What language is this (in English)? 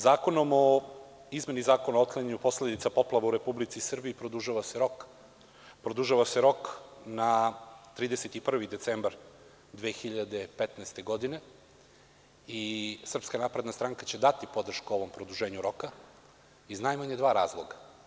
Serbian